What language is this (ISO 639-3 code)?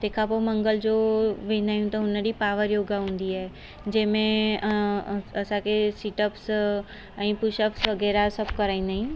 snd